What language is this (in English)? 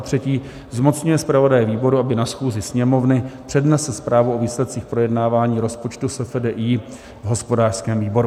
Czech